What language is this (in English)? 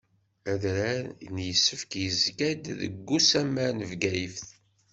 Kabyle